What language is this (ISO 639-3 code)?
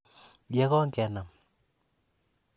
kln